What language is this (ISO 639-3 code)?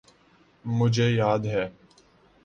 urd